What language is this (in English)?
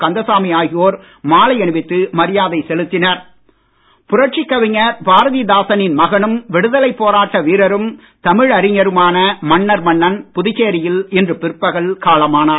Tamil